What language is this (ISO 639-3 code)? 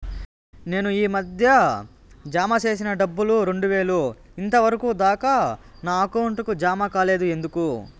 tel